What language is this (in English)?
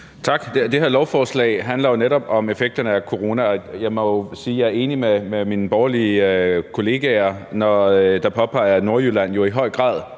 Danish